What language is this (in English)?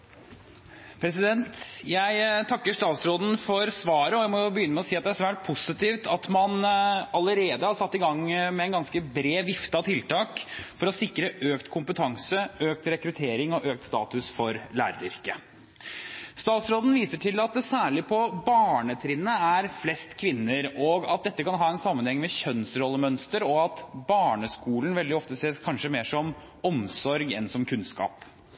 Norwegian Bokmål